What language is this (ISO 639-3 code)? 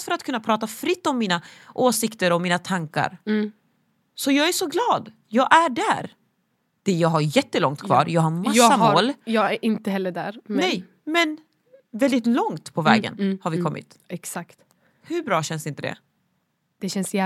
swe